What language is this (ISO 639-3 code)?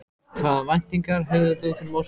isl